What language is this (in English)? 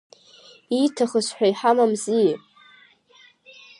Abkhazian